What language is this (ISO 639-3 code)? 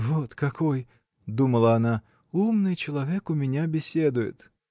rus